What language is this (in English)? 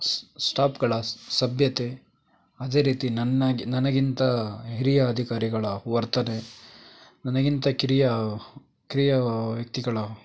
Kannada